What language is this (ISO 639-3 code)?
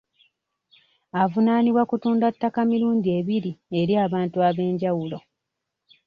lug